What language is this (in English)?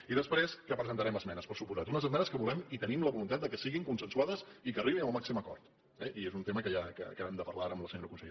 Catalan